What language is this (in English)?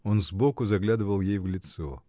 Russian